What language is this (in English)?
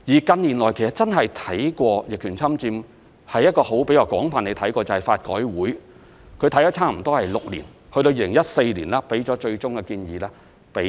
Cantonese